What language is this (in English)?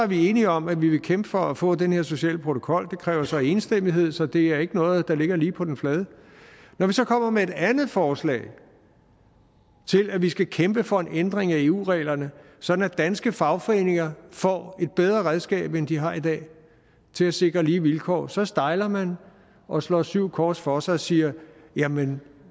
Danish